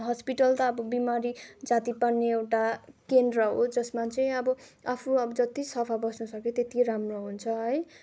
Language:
Nepali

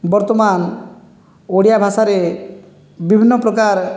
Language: Odia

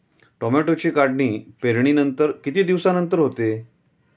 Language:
Marathi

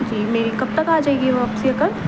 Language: Urdu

